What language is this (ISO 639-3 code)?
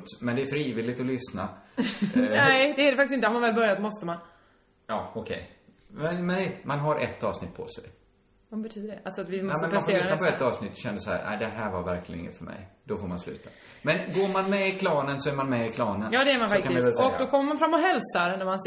swe